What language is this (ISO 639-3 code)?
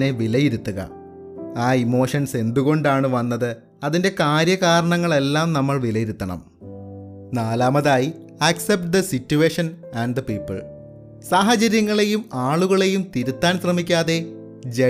mal